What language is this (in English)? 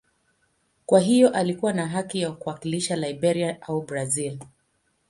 Swahili